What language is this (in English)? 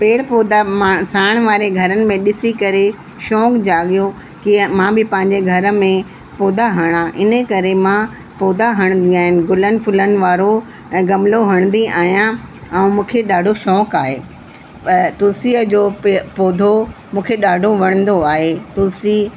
Sindhi